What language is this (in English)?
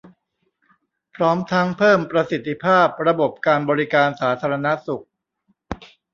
Thai